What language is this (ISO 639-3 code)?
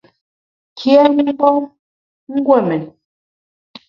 bax